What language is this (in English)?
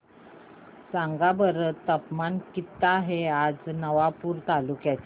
Marathi